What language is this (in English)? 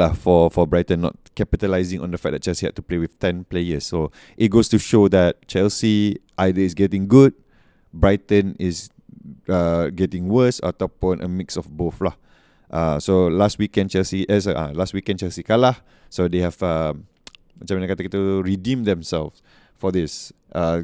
Malay